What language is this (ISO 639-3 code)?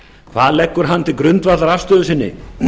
isl